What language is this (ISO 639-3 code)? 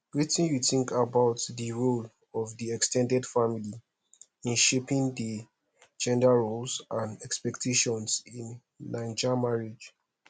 pcm